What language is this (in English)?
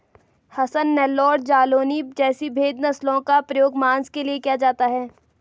Hindi